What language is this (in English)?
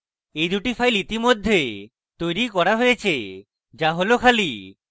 Bangla